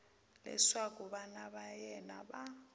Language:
Tsonga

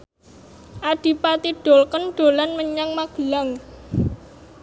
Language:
Javanese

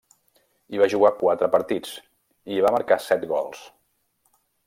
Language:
Catalan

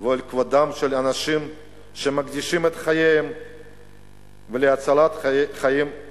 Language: Hebrew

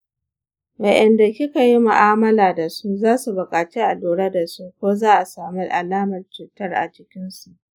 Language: Hausa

